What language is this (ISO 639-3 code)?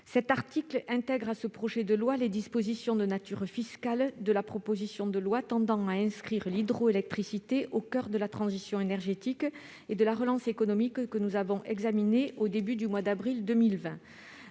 fra